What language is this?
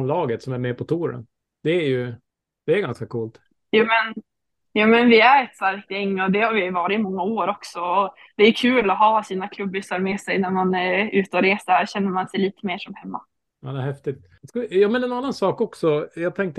Swedish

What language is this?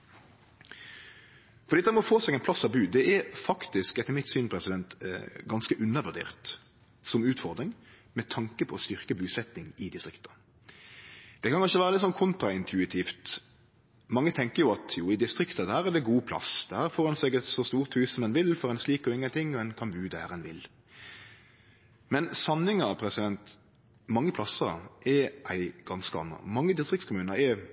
Norwegian Nynorsk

